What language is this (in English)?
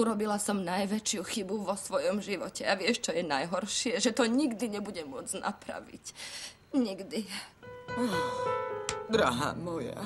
Czech